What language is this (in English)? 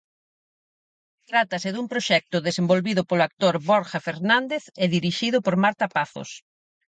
Galician